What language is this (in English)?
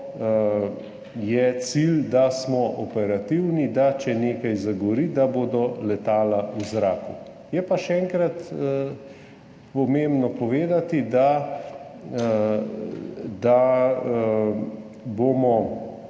Slovenian